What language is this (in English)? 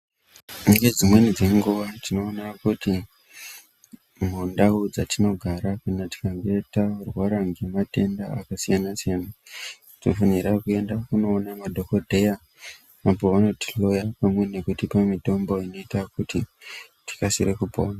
Ndau